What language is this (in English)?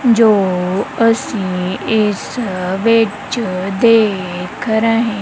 Punjabi